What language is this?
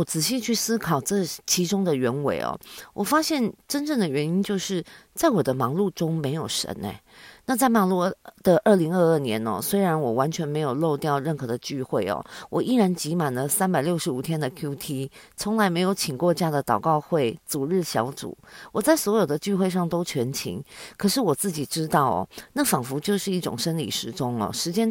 Chinese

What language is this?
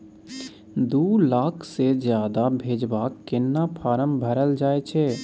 Maithili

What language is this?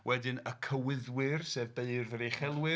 Welsh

